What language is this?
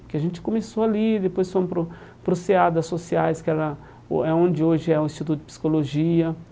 Portuguese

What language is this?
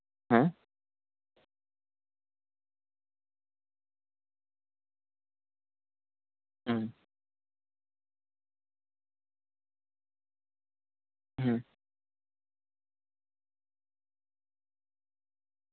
Santali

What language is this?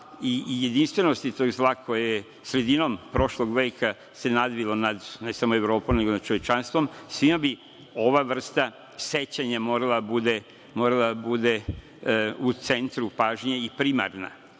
Serbian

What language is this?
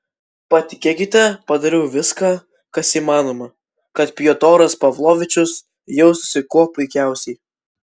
Lithuanian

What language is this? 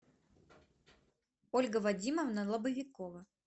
Russian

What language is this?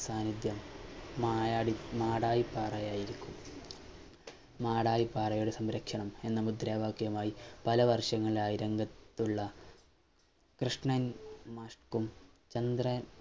Malayalam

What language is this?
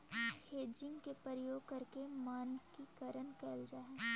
Magahi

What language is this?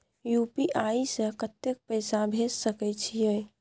Maithili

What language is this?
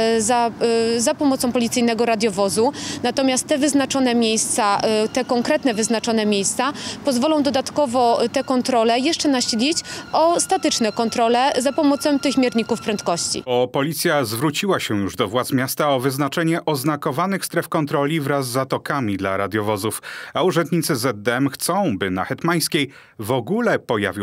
Polish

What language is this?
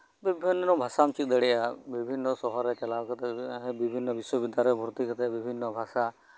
Santali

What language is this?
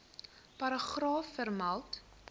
Afrikaans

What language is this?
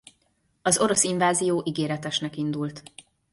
Hungarian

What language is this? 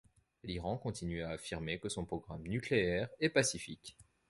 French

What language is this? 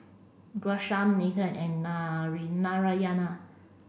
English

